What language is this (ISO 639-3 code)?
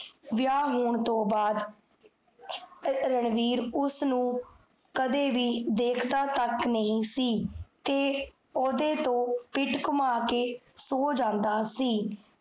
pan